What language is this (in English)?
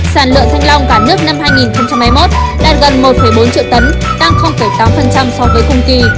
Vietnamese